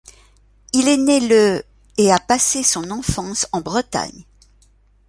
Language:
French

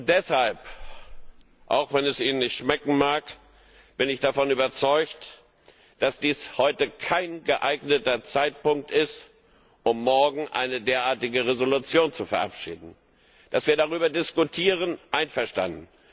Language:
German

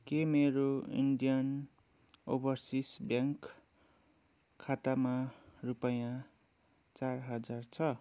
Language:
Nepali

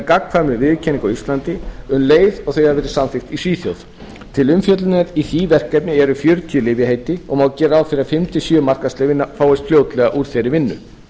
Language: Icelandic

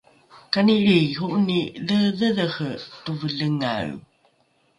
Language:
Rukai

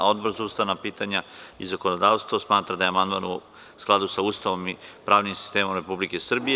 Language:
Serbian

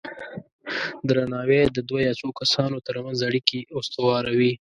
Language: Pashto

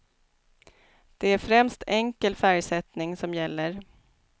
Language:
Swedish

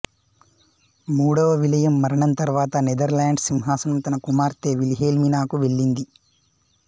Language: Telugu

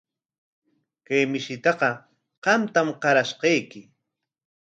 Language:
Corongo Ancash Quechua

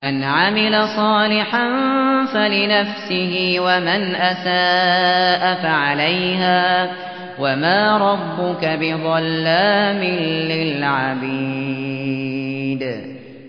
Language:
Arabic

